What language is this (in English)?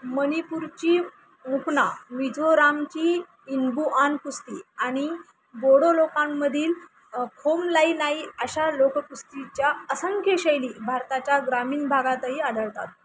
Marathi